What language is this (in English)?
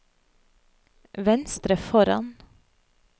Norwegian